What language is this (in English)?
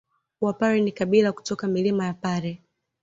Swahili